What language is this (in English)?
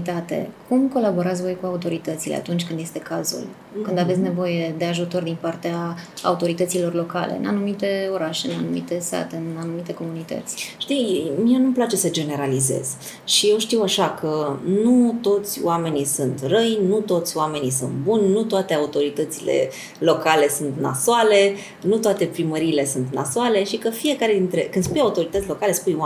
Romanian